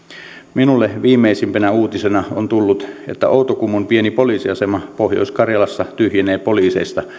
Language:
Finnish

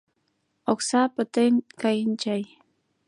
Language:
Mari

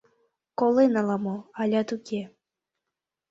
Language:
Mari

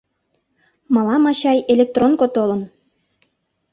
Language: Mari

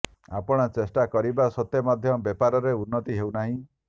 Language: Odia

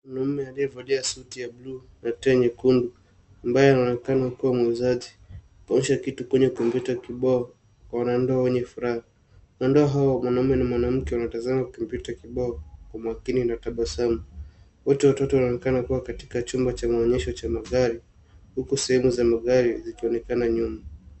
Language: Swahili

